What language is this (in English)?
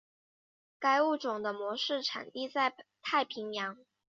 Chinese